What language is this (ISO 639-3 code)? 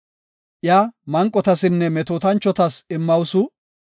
gof